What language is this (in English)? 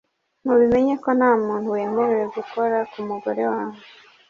Kinyarwanda